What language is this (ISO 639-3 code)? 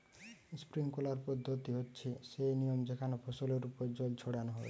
ben